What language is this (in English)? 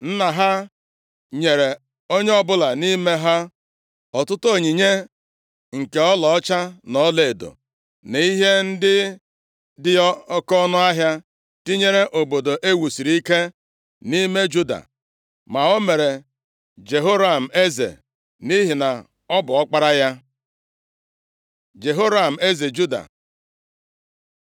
Igbo